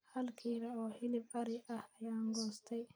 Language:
Somali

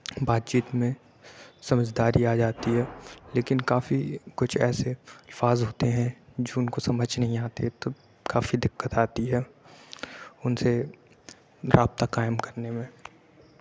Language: Urdu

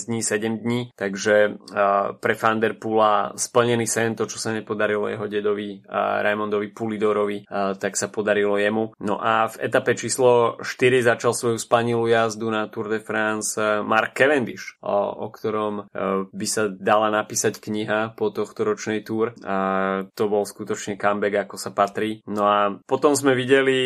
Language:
Slovak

